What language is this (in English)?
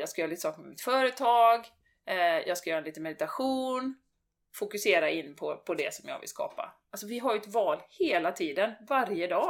Swedish